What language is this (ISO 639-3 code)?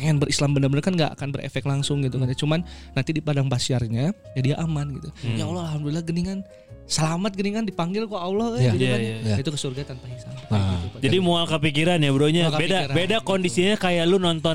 ind